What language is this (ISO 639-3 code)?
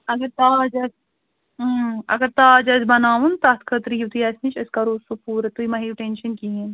kas